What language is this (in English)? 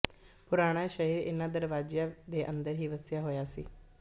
Punjabi